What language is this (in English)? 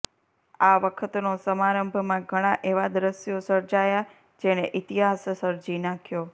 Gujarati